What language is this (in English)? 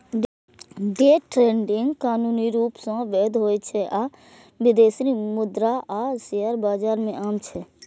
Maithili